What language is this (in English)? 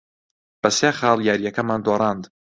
Central Kurdish